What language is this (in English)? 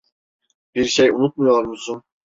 Turkish